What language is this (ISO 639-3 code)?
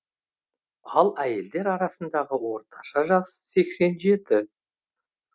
kaz